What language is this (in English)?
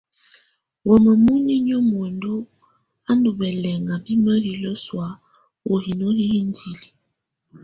Tunen